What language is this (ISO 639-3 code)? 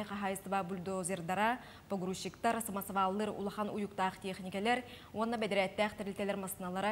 rus